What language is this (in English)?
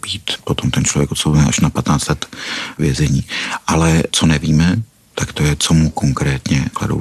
Czech